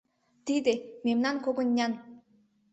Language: Mari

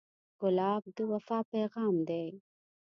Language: Pashto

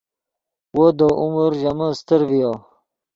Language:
Yidgha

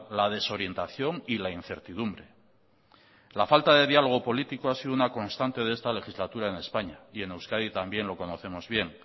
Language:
Spanish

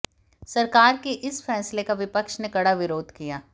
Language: Hindi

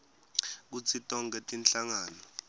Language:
Swati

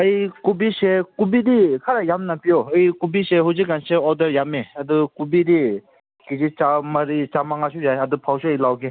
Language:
Manipuri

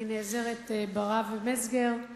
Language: Hebrew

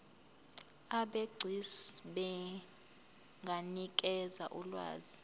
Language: Zulu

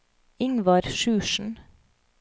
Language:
Norwegian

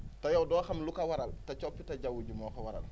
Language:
Wolof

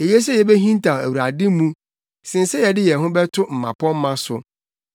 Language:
Akan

